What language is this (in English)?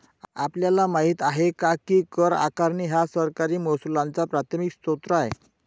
Marathi